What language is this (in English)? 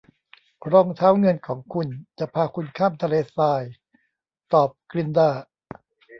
Thai